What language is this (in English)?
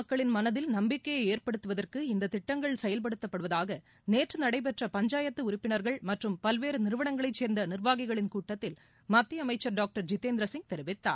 Tamil